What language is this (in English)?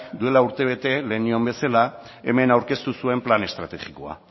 Basque